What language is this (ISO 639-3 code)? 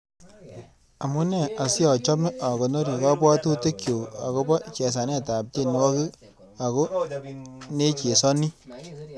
kln